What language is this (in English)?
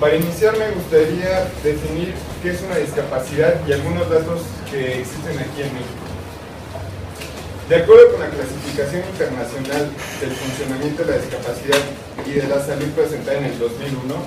Spanish